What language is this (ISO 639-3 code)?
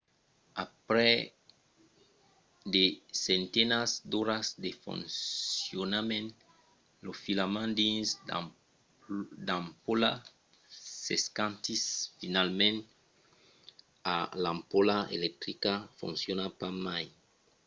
oci